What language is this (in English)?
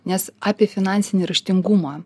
Lithuanian